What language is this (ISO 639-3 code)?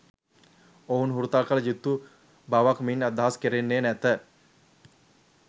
sin